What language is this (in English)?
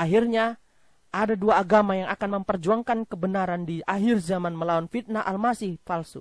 Indonesian